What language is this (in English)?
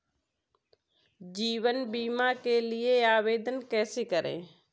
Hindi